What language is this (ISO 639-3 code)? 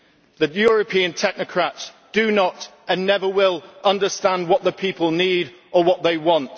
eng